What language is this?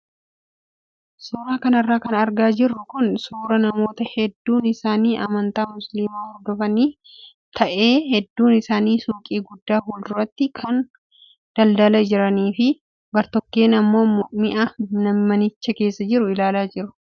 Oromo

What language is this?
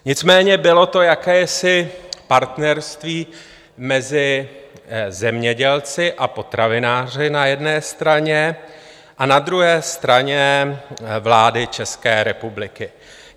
Czech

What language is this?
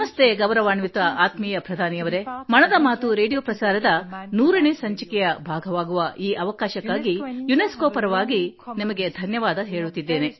Kannada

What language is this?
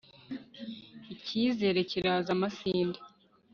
Kinyarwanda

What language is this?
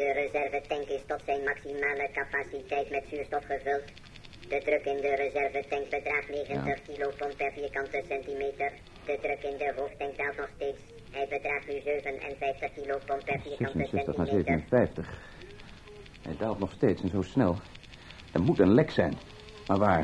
Dutch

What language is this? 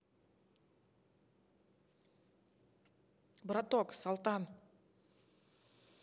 Russian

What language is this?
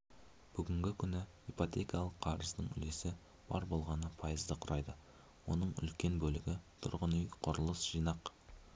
Kazakh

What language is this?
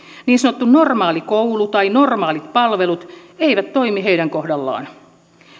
Finnish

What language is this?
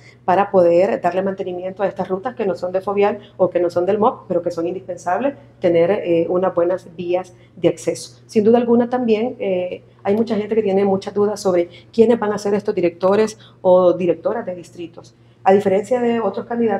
Spanish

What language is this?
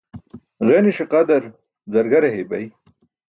Burushaski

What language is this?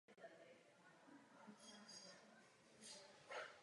Czech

